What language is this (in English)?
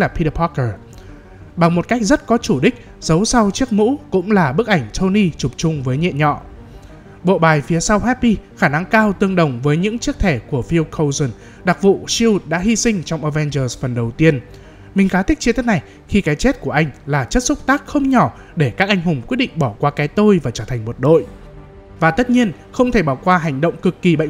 Vietnamese